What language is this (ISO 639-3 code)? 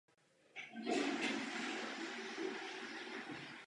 ces